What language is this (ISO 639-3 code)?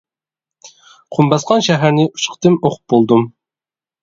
uig